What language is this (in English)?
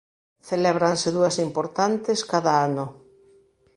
Galician